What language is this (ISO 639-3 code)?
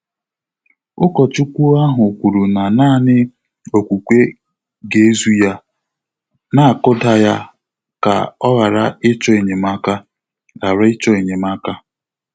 ibo